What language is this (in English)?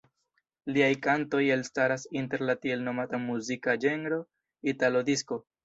Esperanto